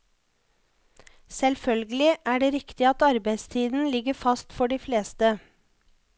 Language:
Norwegian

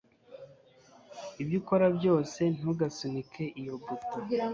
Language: Kinyarwanda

